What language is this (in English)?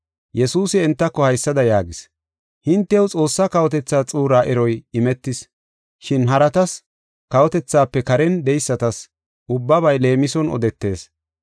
Gofa